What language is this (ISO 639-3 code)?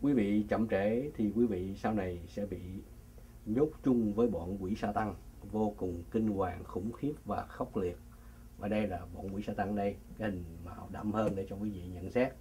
vie